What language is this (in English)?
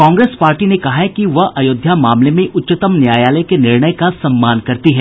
Hindi